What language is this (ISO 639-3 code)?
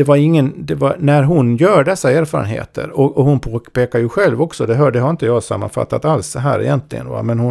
swe